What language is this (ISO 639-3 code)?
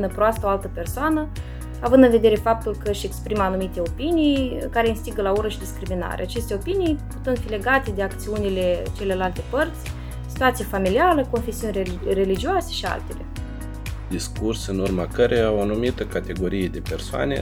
ron